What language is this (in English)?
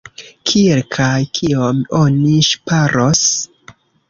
Esperanto